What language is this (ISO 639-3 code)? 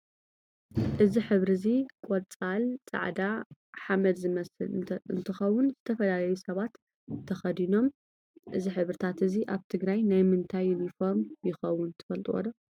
tir